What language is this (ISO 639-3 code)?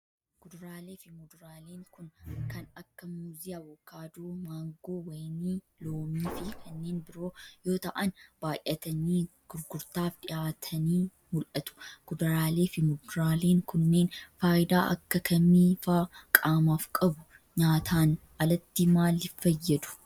orm